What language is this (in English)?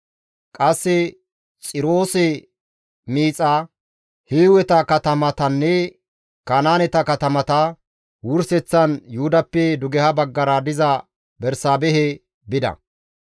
Gamo